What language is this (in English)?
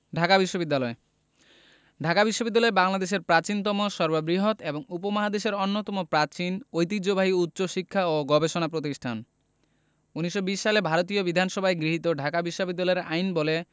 Bangla